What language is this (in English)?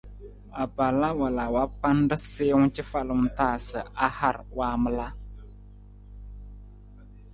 Nawdm